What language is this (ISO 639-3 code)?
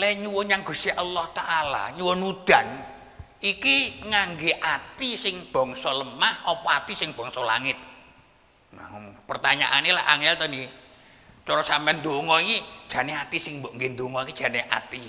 ind